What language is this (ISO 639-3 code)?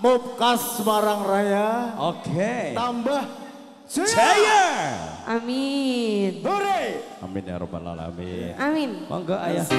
ind